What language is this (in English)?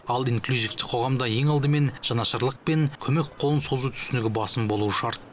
Kazakh